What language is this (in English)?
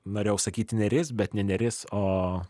Lithuanian